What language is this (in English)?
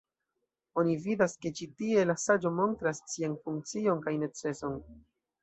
Esperanto